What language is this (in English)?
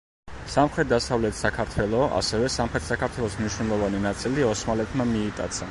Georgian